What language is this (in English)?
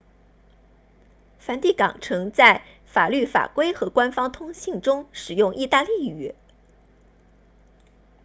Chinese